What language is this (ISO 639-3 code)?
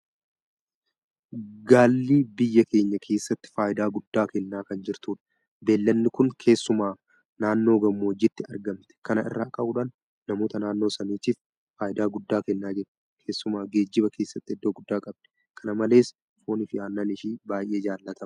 orm